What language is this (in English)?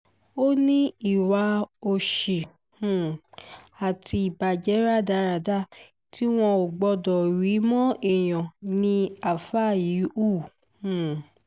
Yoruba